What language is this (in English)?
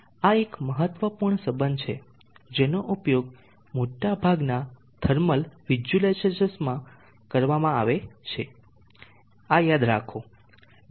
Gujarati